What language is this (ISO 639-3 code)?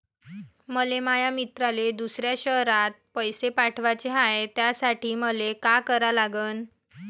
mar